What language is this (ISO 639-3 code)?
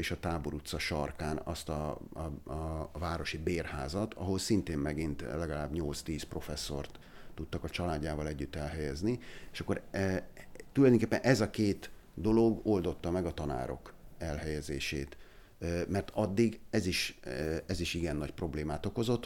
hun